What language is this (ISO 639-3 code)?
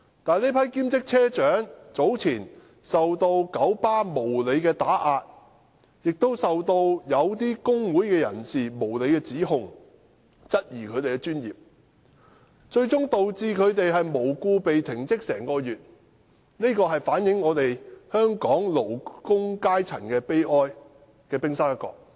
yue